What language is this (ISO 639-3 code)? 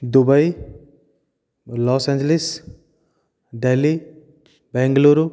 san